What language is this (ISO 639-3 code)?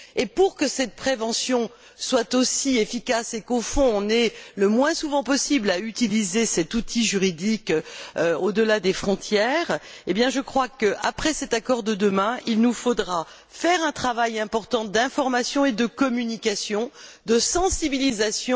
fra